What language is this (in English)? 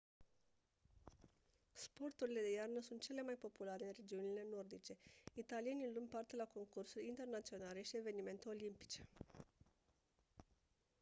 Romanian